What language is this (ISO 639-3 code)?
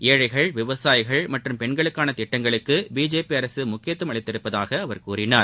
tam